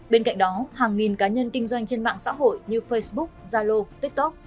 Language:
Vietnamese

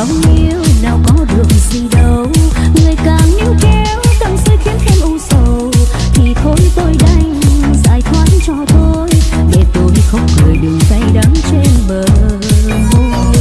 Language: Vietnamese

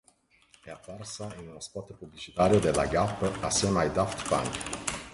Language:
Italian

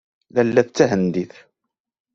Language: Kabyle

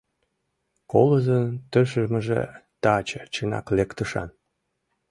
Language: Mari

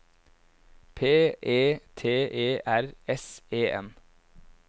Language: Norwegian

